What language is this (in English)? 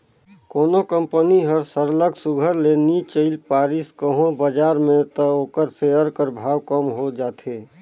Chhattisgarhi